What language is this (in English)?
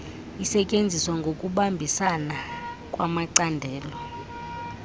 Xhosa